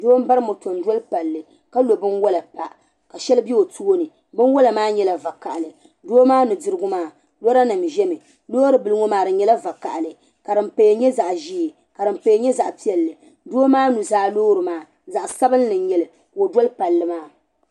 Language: Dagbani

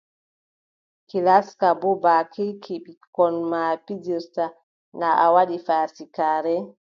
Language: Adamawa Fulfulde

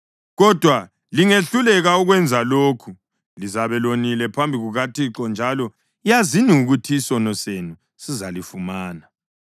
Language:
North Ndebele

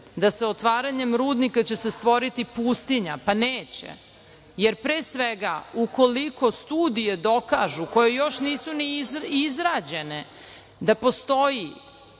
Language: Serbian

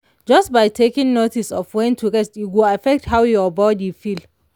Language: Nigerian Pidgin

